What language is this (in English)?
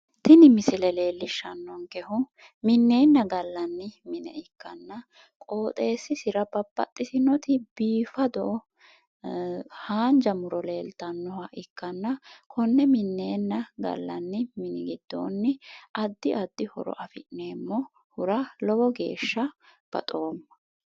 Sidamo